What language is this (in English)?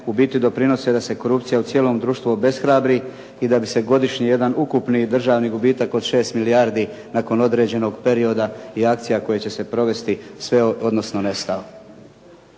Croatian